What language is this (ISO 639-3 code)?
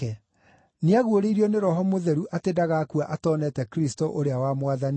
kik